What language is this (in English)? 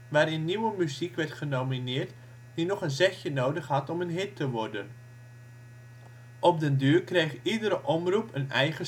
Dutch